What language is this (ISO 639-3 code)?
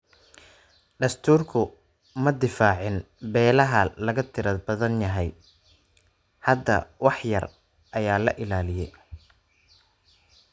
som